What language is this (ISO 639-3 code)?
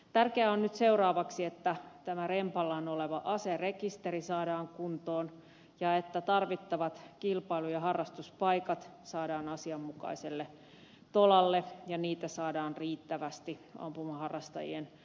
fin